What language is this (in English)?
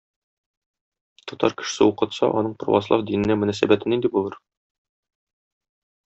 Tatar